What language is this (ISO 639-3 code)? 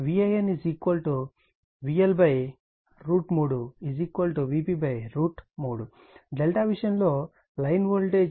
tel